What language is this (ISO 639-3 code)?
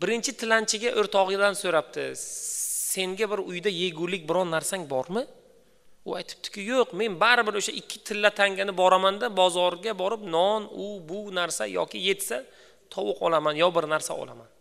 tur